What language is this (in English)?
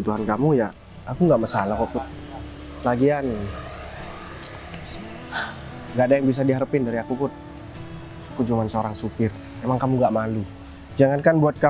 Indonesian